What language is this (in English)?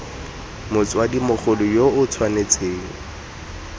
Tswana